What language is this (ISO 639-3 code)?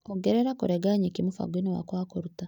kik